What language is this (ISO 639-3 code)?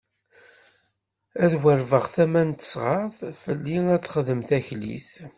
kab